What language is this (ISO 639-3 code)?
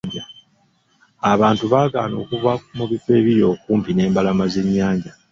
lug